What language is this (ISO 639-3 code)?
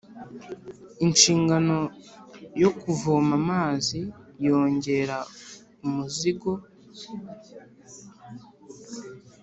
kin